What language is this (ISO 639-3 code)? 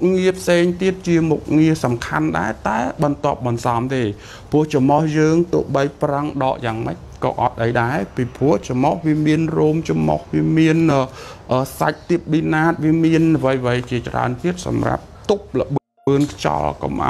vie